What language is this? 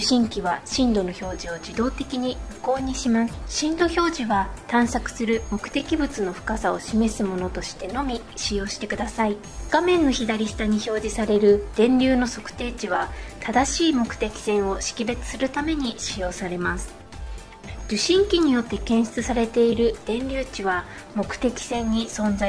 Japanese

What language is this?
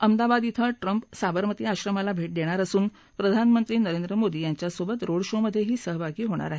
Marathi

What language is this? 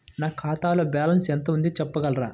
Telugu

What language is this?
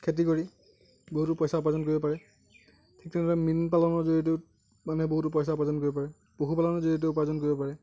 Assamese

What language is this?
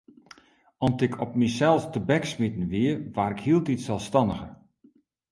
Western Frisian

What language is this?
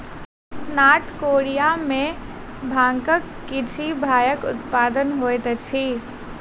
Maithili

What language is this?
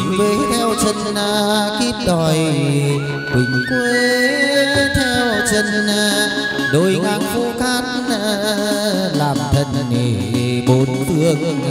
Vietnamese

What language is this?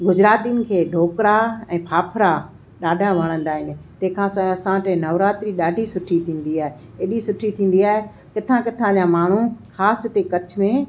Sindhi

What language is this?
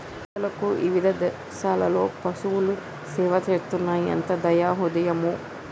Telugu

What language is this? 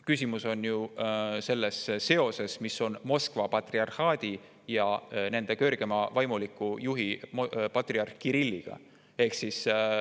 Estonian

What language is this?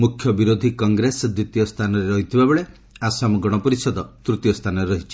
Odia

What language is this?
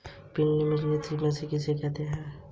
Hindi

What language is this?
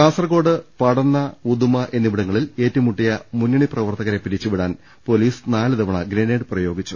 Malayalam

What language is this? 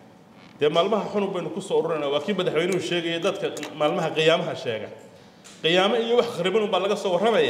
Arabic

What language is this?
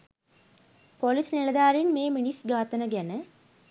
Sinhala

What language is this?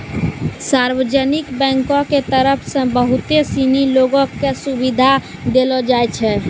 Maithili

